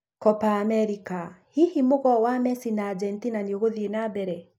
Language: Kikuyu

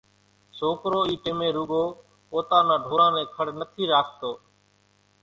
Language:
Kachi Koli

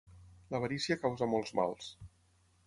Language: Catalan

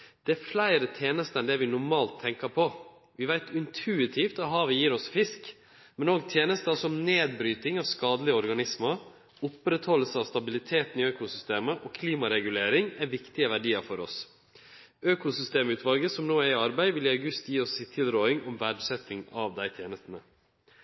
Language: Norwegian Nynorsk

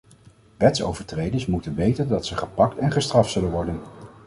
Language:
Dutch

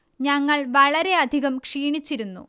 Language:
Malayalam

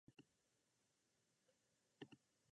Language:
Japanese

